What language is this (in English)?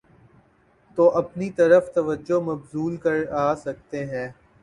Urdu